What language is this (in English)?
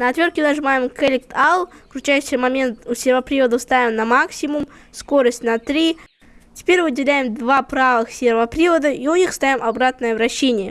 Russian